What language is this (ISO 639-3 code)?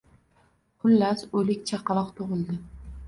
uzb